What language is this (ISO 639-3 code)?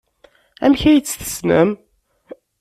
kab